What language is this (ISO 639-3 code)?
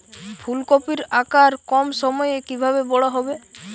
ben